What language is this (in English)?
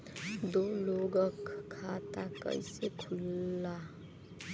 Bhojpuri